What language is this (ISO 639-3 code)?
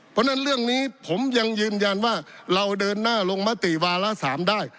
tha